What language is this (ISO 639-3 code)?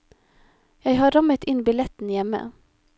nor